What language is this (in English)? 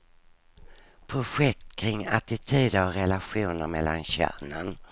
Swedish